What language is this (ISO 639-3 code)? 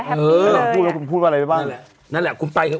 tha